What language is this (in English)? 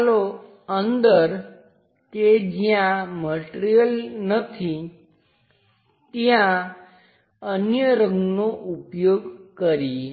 Gujarati